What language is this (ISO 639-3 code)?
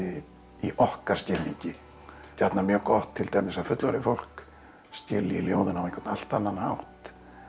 isl